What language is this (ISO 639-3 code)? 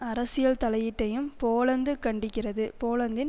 tam